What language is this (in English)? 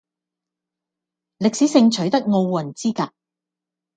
Cantonese